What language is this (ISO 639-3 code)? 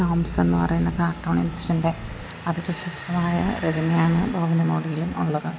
mal